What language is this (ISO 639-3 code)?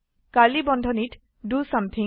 asm